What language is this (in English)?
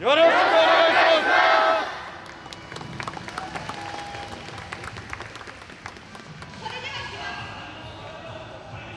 Japanese